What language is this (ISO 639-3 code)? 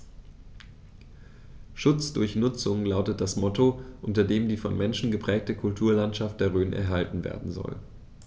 deu